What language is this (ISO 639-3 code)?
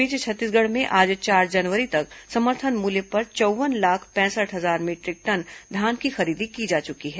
hin